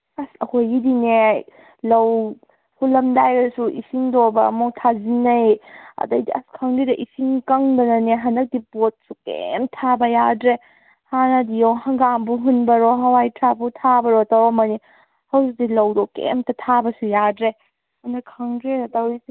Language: Manipuri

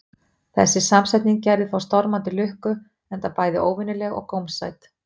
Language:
Icelandic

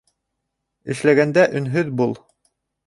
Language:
Bashkir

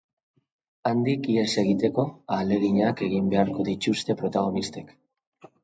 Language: Basque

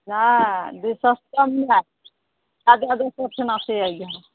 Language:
Maithili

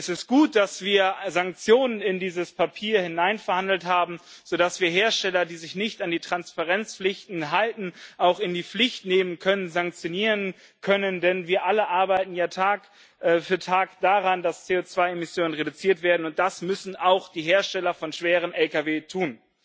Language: German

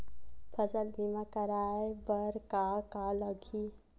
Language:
Chhattisgarhi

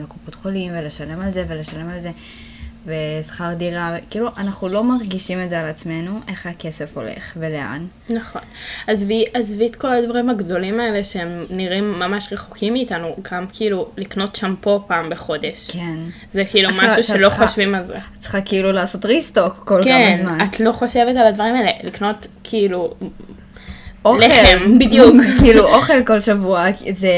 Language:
Hebrew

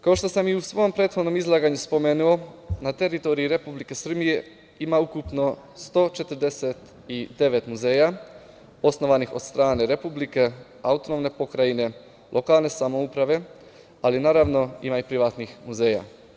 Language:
Serbian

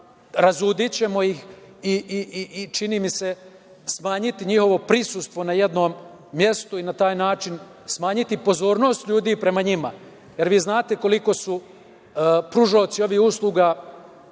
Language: Serbian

